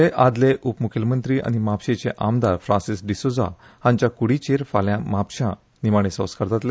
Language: Konkani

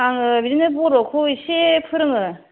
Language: Bodo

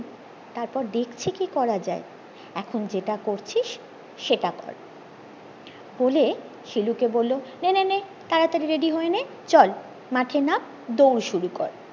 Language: Bangla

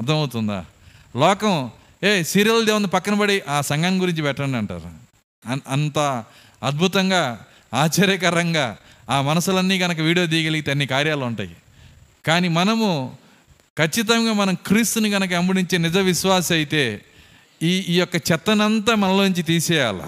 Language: Telugu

